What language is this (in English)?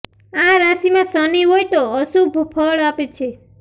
Gujarati